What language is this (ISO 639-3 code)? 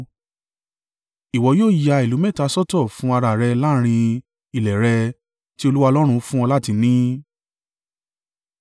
yor